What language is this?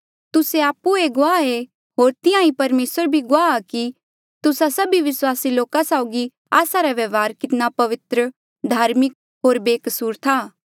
Mandeali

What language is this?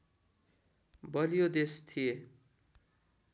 Nepali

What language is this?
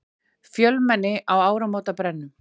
Icelandic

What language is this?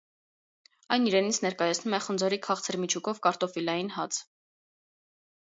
Armenian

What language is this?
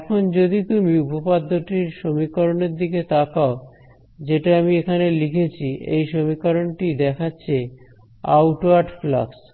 Bangla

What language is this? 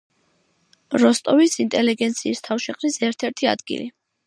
Georgian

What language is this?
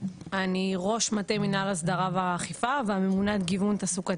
Hebrew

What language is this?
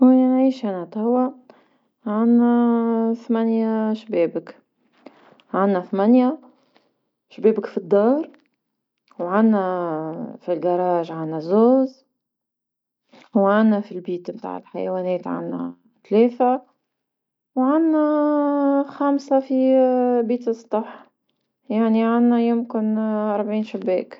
Tunisian Arabic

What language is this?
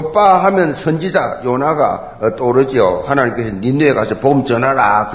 Korean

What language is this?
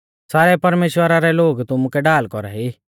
Mahasu Pahari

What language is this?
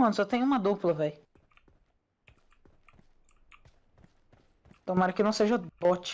Portuguese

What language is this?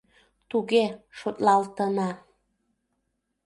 Mari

